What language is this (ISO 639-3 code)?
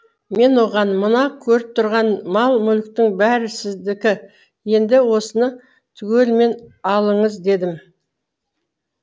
kaz